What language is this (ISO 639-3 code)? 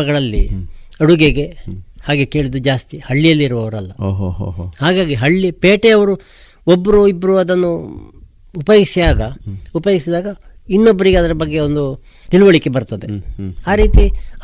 kan